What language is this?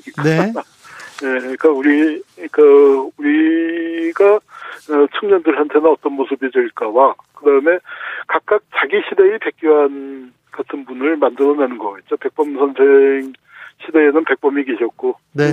Korean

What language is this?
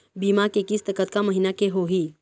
Chhattisgarhi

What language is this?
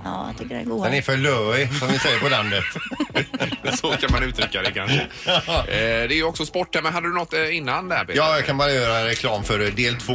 Swedish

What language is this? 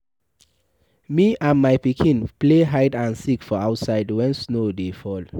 Nigerian Pidgin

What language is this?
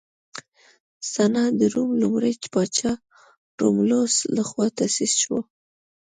Pashto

